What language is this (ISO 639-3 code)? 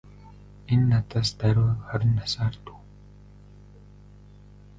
mon